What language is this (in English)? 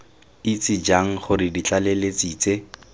Tswana